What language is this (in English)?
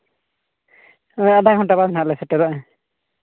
Santali